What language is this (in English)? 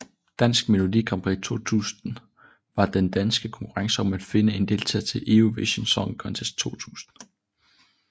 Danish